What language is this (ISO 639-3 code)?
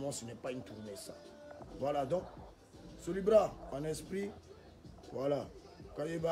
fra